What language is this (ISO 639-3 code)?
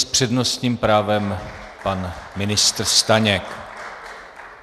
ces